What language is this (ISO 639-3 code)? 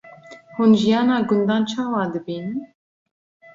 kur